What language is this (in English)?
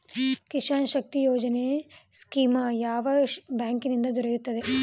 Kannada